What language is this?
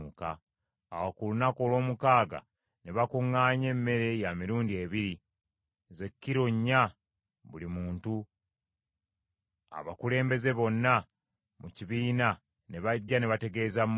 Ganda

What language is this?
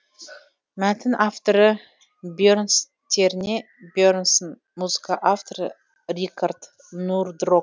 Kazakh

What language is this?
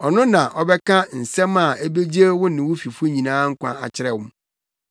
Akan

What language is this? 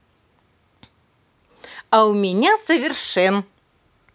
Russian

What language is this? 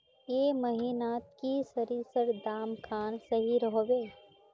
Magahi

